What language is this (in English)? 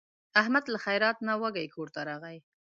Pashto